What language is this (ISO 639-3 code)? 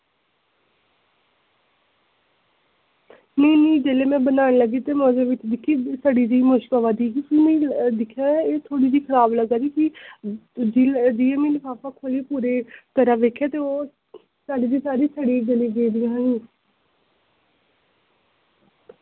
doi